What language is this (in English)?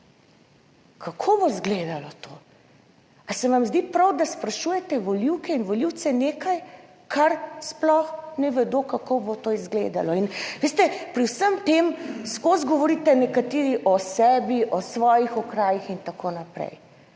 Slovenian